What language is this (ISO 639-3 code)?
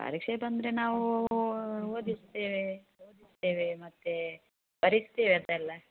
kan